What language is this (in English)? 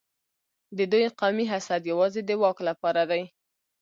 Pashto